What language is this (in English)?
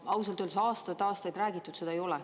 Estonian